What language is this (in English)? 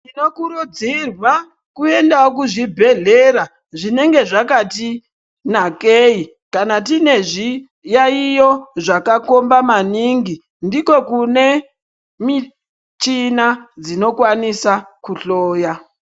Ndau